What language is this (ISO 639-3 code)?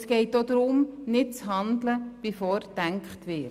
gsw